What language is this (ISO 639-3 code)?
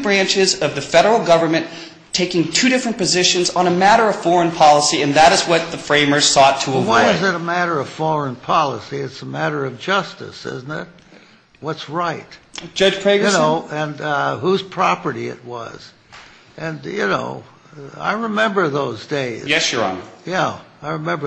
eng